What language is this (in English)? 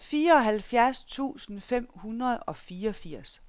Danish